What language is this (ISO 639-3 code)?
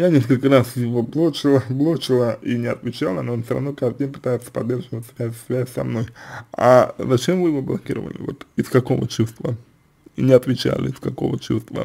rus